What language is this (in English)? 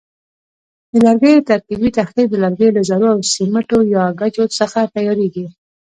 Pashto